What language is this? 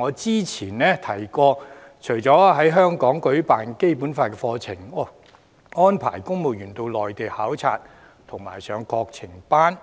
Cantonese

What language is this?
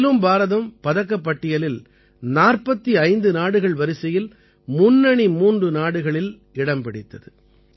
Tamil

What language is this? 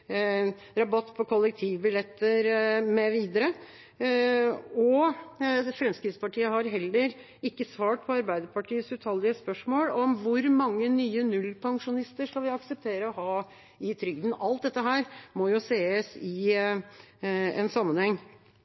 Norwegian Bokmål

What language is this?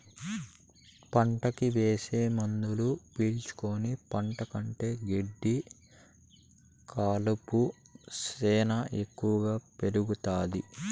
Telugu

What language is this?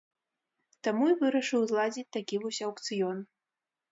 Belarusian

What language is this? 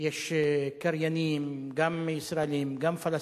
Hebrew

